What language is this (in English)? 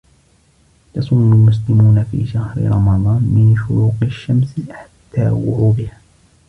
Arabic